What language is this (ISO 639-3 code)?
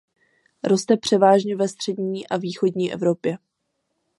ces